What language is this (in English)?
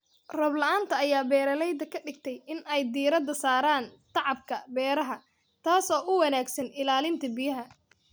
Somali